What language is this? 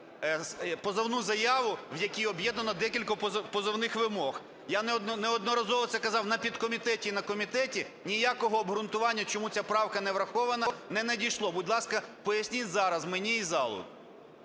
Ukrainian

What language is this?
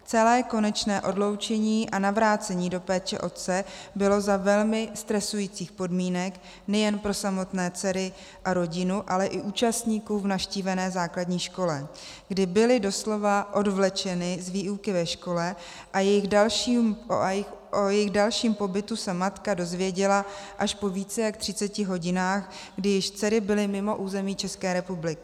Czech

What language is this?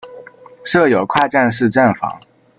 Chinese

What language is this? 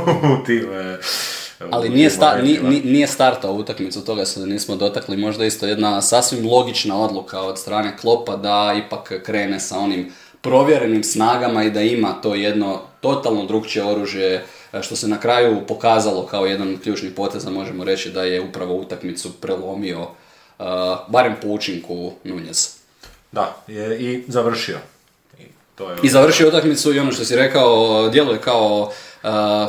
Croatian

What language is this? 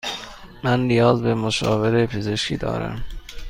Persian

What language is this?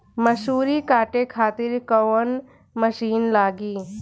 Bhojpuri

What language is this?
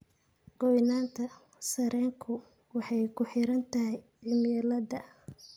Somali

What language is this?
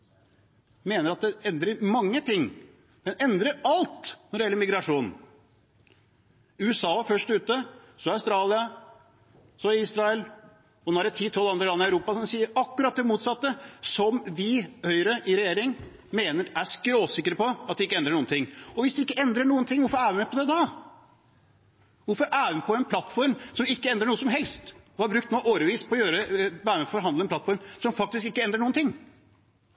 Norwegian Bokmål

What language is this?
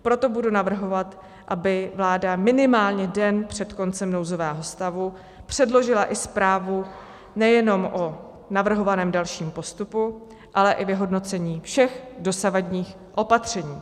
Czech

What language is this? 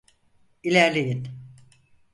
Turkish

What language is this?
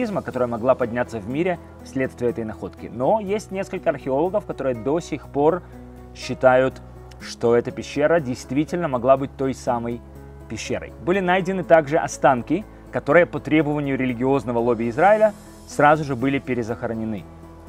Russian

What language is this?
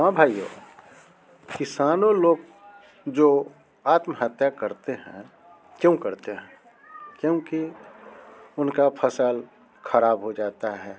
Hindi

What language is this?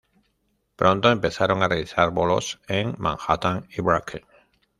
Spanish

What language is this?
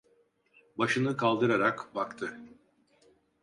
Turkish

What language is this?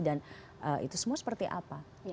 Indonesian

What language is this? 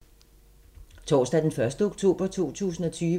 Danish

